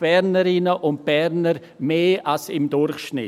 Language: Swiss German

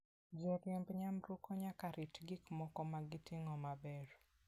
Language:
Luo (Kenya and Tanzania)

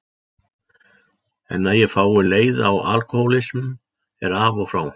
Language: Icelandic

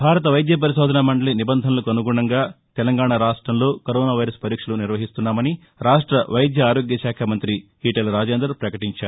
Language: Telugu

